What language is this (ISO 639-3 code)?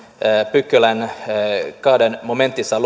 fin